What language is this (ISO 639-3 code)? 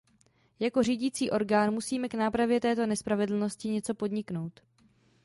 ces